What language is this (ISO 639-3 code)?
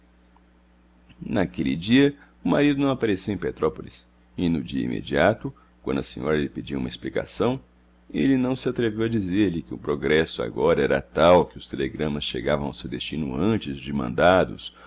por